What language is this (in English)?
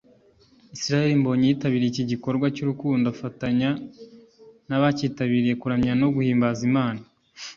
Kinyarwanda